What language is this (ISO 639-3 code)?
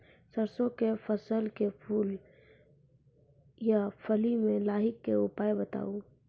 mai